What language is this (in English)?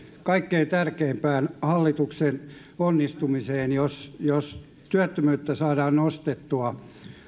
Finnish